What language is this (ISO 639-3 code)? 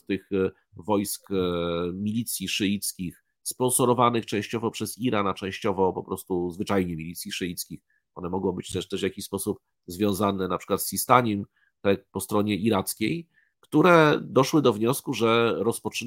pol